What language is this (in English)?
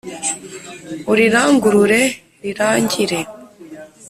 Kinyarwanda